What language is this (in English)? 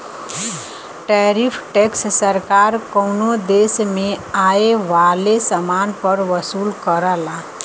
Bhojpuri